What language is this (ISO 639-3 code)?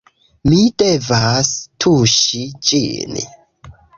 epo